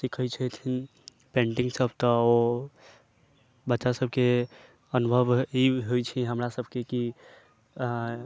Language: Maithili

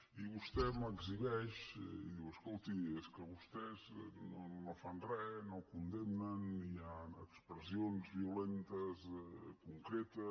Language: Catalan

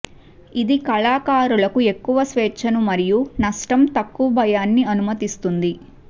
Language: Telugu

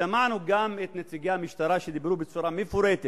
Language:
Hebrew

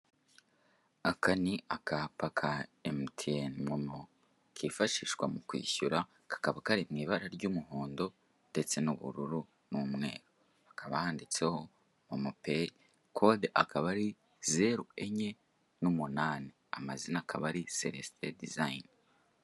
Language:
Kinyarwanda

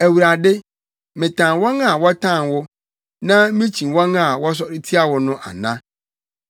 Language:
Akan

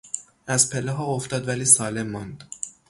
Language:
Persian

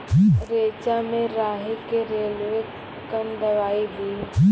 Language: Maithili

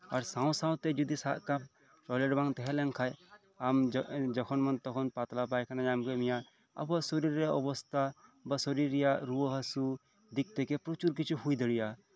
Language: Santali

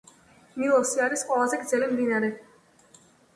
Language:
Georgian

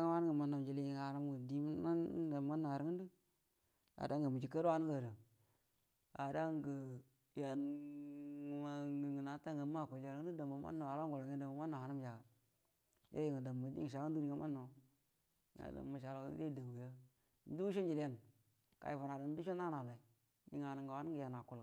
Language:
Buduma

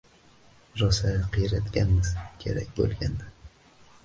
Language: Uzbek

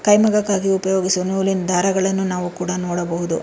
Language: Kannada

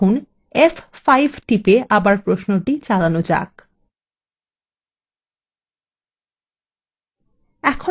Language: Bangla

